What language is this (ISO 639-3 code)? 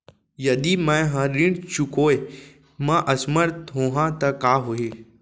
hne